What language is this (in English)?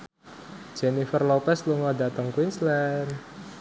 Javanese